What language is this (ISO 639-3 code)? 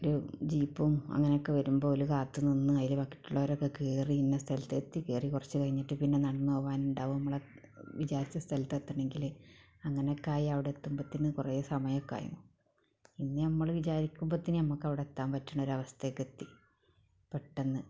mal